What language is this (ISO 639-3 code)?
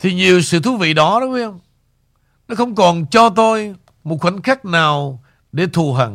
vie